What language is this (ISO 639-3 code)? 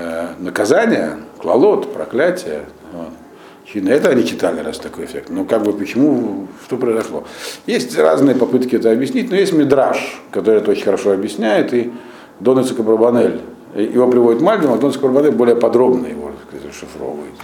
rus